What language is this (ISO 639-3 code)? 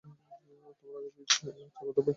ben